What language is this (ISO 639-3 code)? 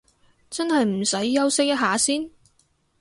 yue